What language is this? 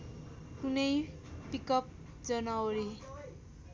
Nepali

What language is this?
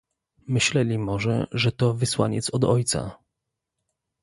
Polish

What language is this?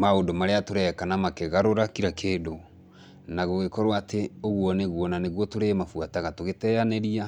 Kikuyu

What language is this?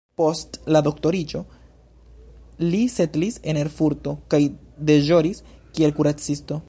Esperanto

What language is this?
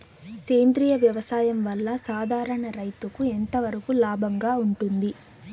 Telugu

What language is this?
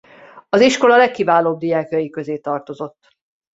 Hungarian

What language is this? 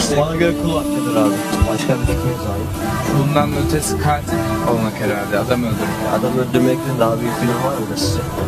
Turkish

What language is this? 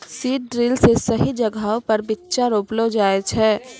Maithili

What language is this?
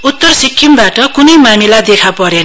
Nepali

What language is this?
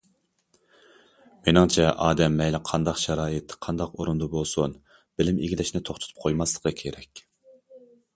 Uyghur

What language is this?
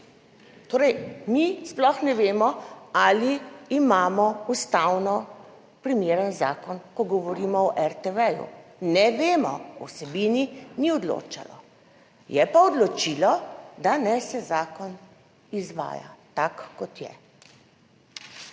Slovenian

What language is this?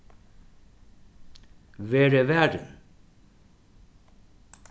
Faroese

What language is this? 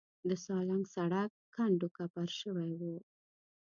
Pashto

